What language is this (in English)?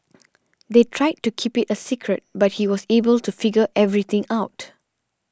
English